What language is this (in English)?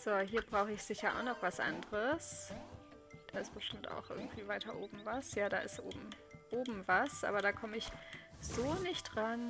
German